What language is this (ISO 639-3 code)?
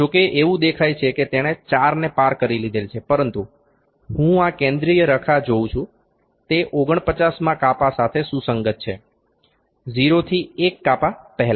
guj